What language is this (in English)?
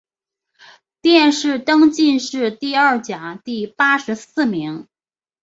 Chinese